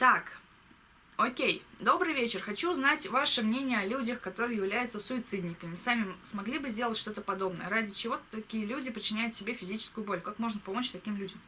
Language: Russian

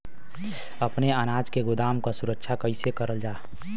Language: Bhojpuri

